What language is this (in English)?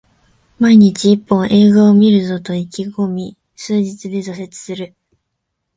Japanese